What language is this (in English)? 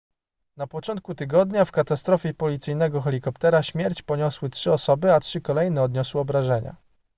Polish